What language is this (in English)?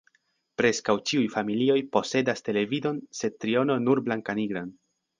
Esperanto